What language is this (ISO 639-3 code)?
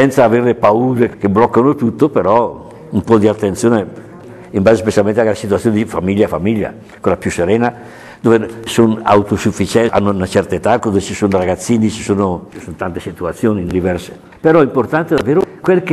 ita